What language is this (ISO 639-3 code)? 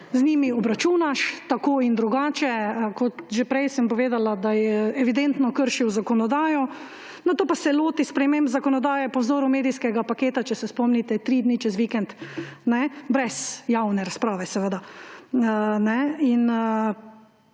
slv